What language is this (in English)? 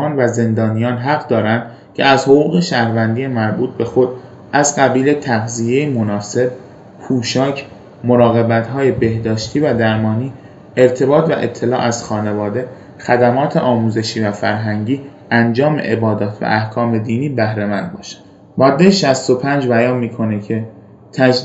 Persian